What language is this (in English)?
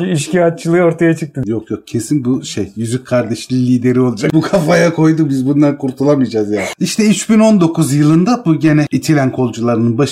Turkish